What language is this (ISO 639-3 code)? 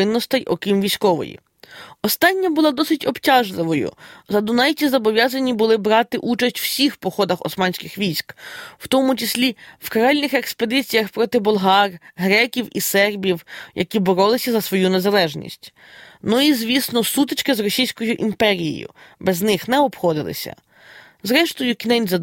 ukr